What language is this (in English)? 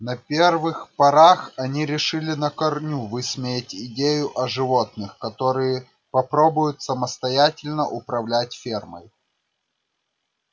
Russian